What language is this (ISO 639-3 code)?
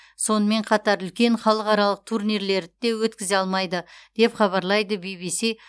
kaz